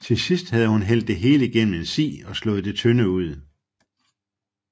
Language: Danish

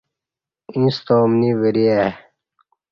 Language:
Kati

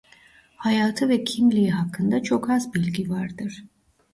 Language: Turkish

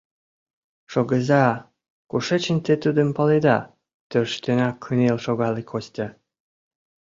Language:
Mari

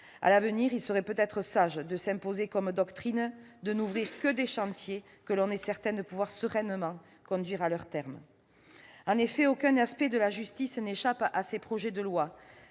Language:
French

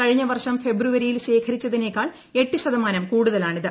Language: Malayalam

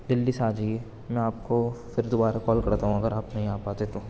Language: Urdu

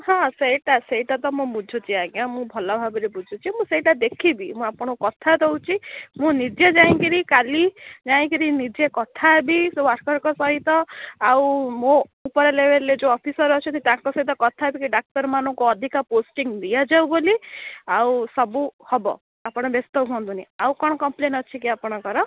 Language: Odia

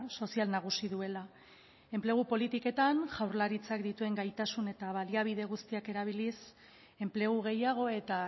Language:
Basque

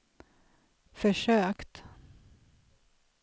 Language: Swedish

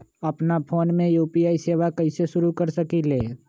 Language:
Magahi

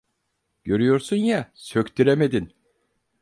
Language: Turkish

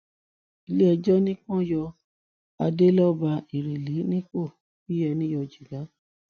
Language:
Yoruba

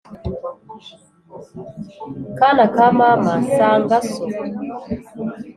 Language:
Kinyarwanda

